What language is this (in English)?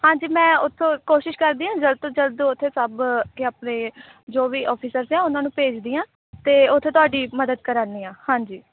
Punjabi